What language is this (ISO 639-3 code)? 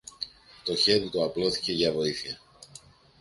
ell